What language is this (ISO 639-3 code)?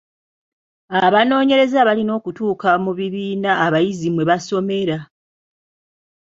lug